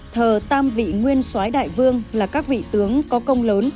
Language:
Vietnamese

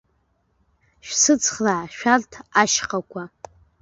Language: Abkhazian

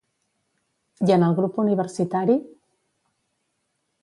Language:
Catalan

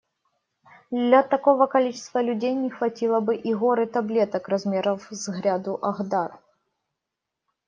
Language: Russian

